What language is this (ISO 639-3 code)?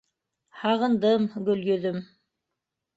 bak